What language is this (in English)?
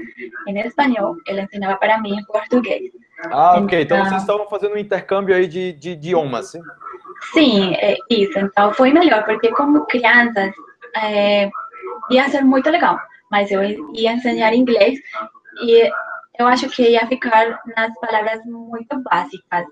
Portuguese